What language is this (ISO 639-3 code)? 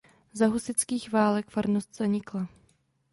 ces